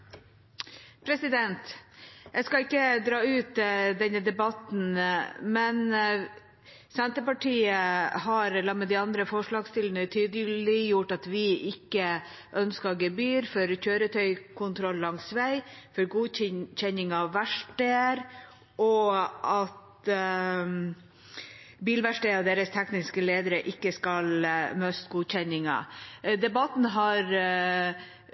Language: Norwegian Bokmål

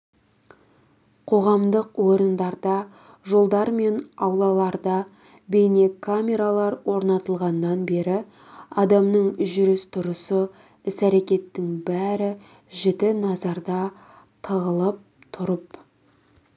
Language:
Kazakh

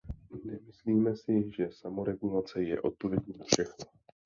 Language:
Czech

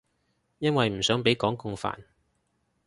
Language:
Cantonese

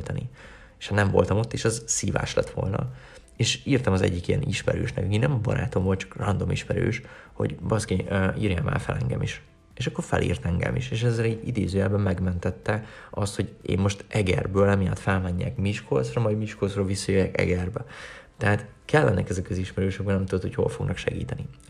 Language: Hungarian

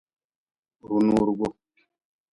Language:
Nawdm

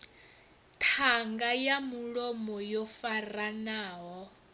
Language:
Venda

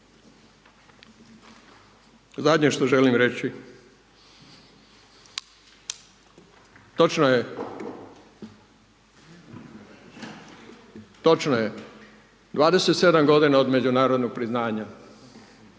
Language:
Croatian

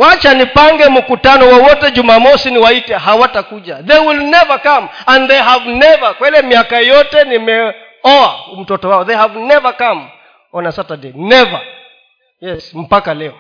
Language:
Swahili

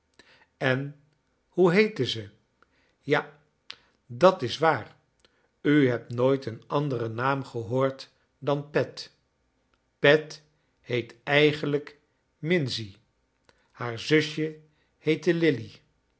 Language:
Dutch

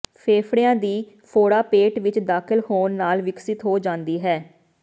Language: Punjabi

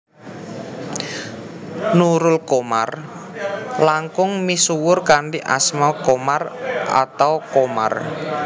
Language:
Javanese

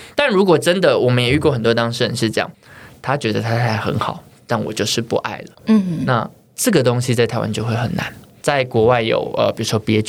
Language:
Chinese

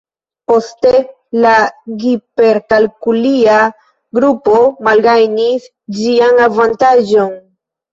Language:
Esperanto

